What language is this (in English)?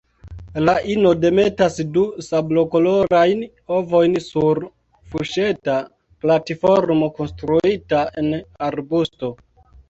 Esperanto